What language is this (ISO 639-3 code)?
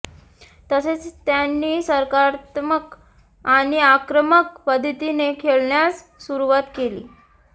mar